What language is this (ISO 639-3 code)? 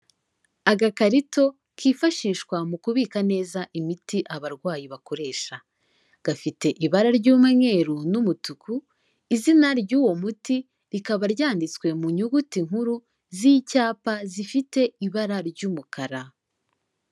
kin